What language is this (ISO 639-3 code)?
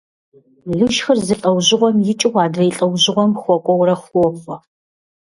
kbd